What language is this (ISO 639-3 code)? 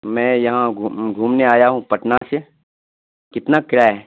urd